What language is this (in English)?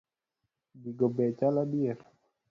Luo (Kenya and Tanzania)